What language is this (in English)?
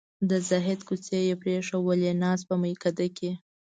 Pashto